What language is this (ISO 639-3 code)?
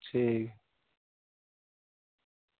doi